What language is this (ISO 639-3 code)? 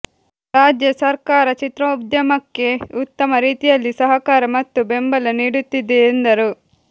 kan